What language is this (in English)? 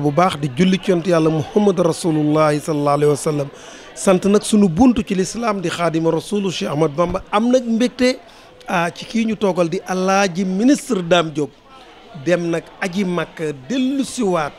Arabic